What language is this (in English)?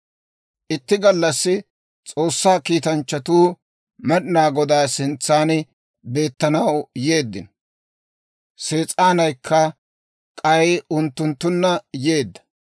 Dawro